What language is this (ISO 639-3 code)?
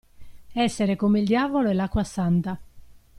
ita